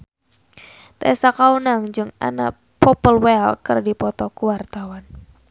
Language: Sundanese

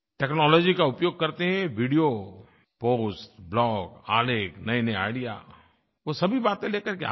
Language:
Hindi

